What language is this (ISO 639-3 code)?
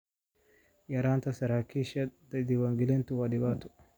som